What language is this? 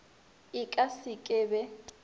Northern Sotho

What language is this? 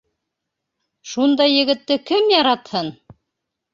Bashkir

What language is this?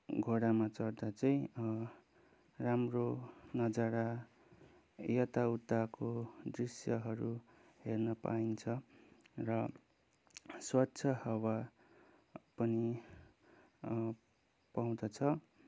Nepali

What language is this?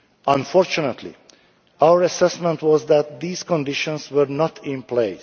English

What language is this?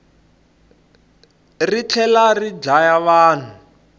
Tsonga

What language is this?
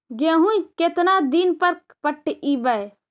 Magahi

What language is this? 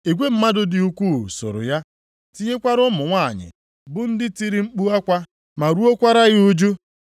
Igbo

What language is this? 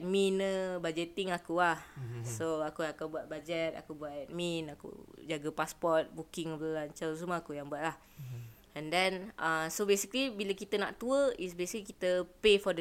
Malay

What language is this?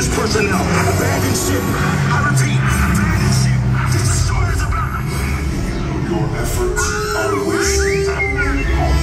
English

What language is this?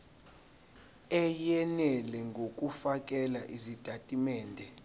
Zulu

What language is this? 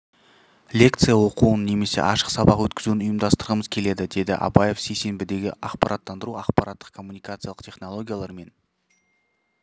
Kazakh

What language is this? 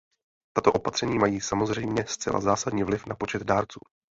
Czech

